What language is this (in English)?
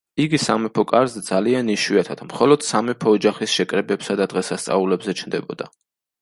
Georgian